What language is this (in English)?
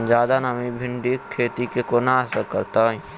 Maithili